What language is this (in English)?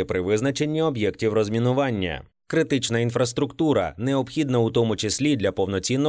Ukrainian